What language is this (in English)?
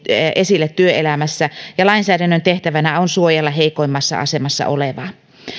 Finnish